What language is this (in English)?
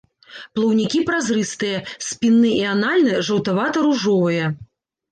Belarusian